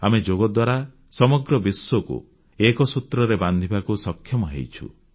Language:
Odia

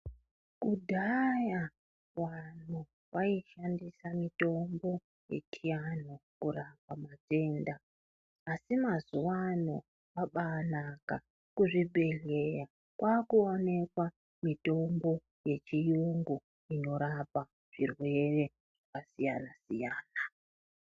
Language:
Ndau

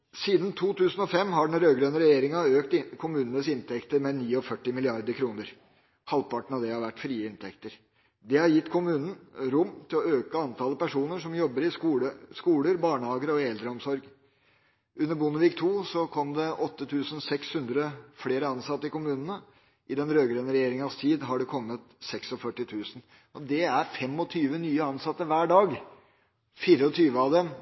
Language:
Norwegian Bokmål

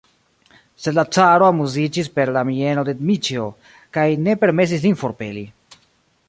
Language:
Esperanto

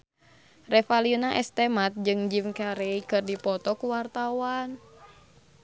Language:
Sundanese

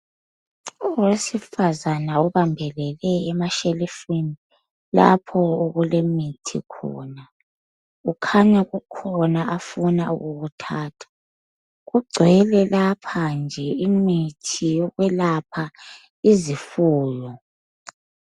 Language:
North Ndebele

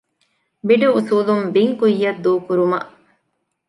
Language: Divehi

